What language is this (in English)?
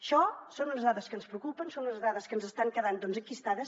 Catalan